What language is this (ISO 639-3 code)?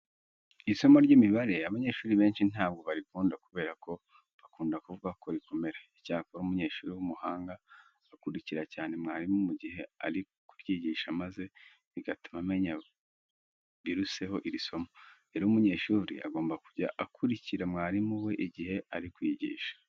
kin